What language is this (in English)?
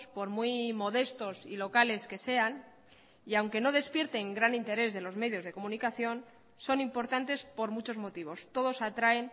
Spanish